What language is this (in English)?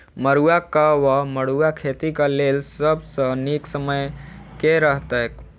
Maithili